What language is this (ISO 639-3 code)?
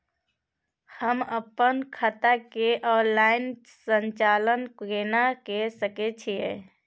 mai